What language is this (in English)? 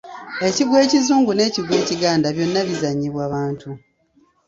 Ganda